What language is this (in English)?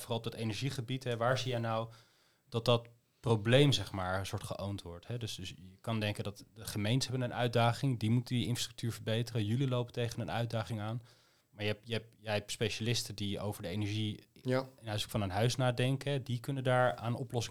Dutch